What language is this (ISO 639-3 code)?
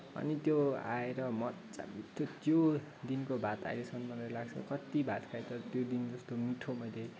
nep